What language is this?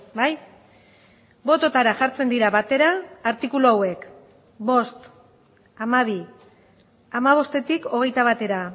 Basque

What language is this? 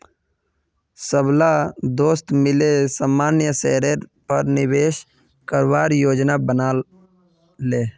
Magahi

